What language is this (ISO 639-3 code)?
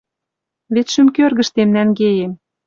mrj